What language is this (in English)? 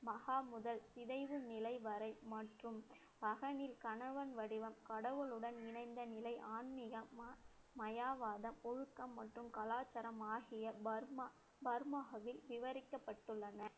Tamil